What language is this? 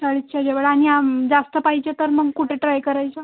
Marathi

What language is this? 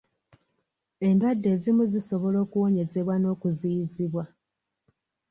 Ganda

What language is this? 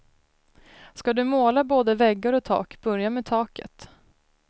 Swedish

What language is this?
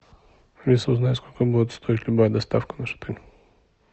Russian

